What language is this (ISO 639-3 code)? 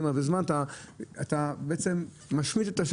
heb